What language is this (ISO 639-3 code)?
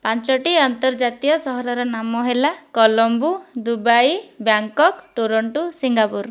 ori